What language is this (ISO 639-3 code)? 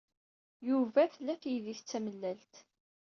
kab